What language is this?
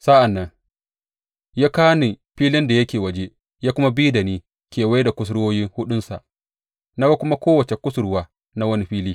Hausa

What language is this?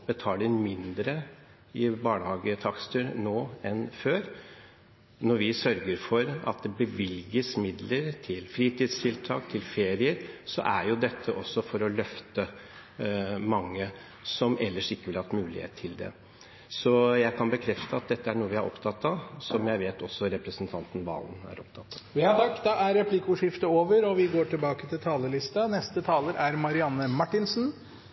Norwegian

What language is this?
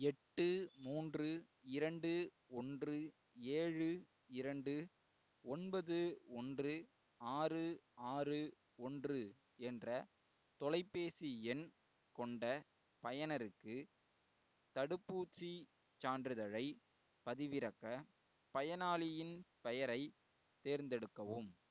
Tamil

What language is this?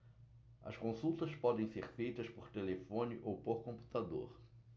Portuguese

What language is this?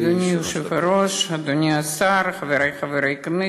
Hebrew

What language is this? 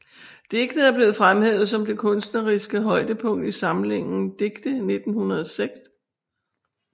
Danish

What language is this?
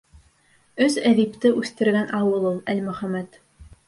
Bashkir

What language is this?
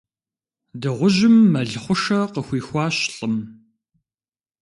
Kabardian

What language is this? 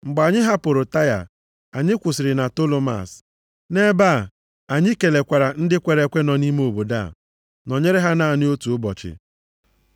Igbo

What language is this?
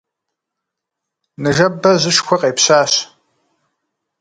Kabardian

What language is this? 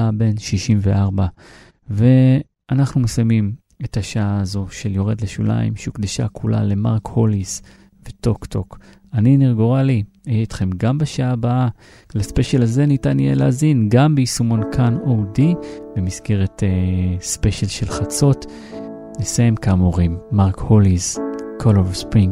Hebrew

